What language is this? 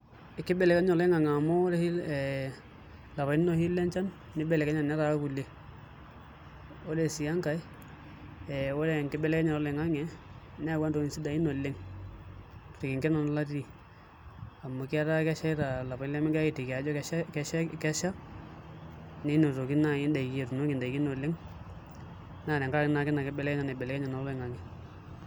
Masai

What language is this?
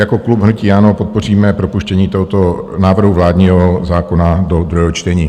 Czech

